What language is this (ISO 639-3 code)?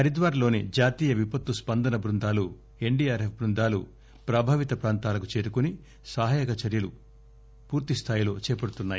tel